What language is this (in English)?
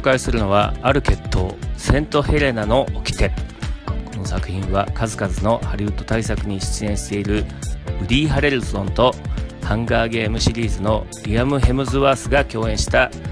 Japanese